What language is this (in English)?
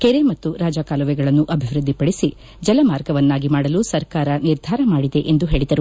Kannada